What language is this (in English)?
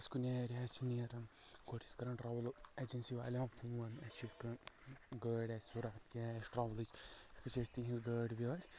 Kashmiri